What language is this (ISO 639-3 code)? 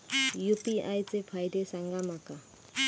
mar